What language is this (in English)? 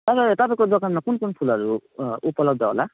Nepali